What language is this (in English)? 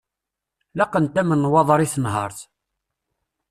Kabyle